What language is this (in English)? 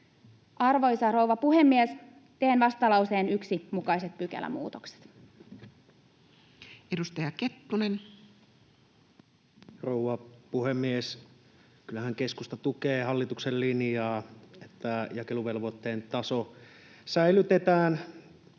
Finnish